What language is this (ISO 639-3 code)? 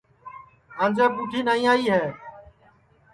ssi